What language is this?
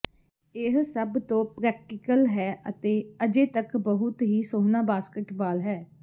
Punjabi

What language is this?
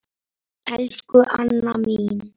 Icelandic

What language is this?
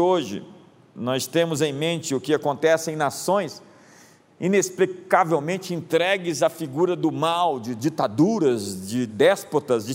Portuguese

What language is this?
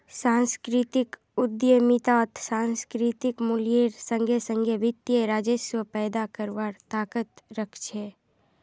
Magahi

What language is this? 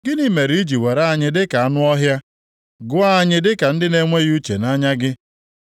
Igbo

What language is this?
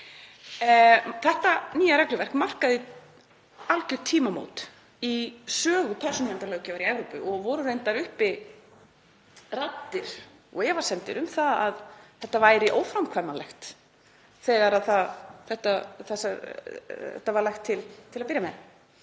Icelandic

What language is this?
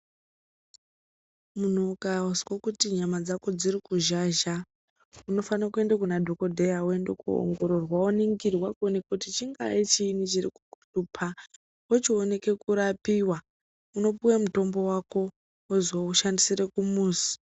Ndau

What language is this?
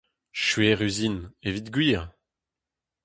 Breton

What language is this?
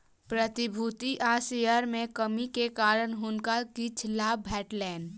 Maithili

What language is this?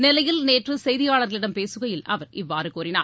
Tamil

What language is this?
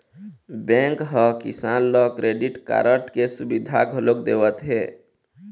Chhattisgarhi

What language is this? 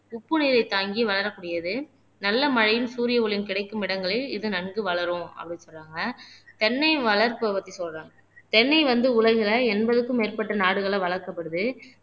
Tamil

